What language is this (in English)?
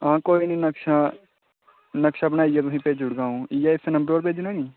Dogri